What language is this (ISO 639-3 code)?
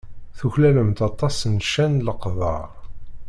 kab